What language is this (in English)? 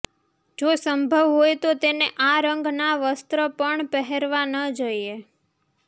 Gujarati